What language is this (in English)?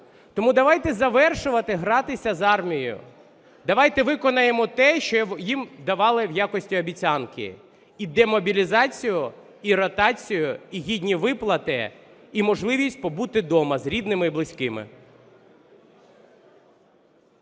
Ukrainian